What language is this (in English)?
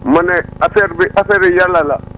Wolof